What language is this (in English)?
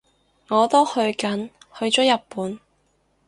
Cantonese